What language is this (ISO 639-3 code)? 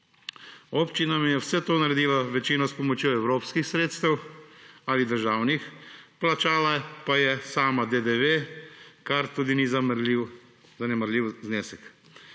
slv